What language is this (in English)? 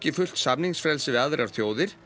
Icelandic